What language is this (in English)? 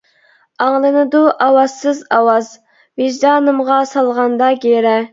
Uyghur